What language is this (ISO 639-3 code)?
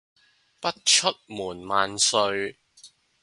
zho